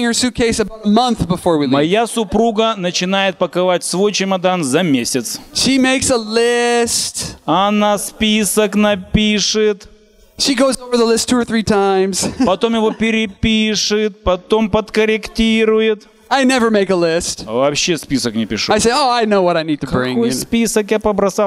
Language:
Russian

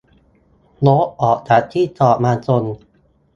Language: Thai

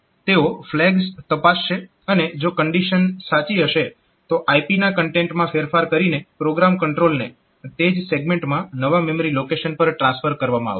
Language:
Gujarati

